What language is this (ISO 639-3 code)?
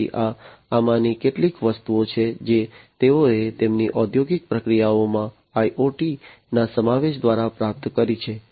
guj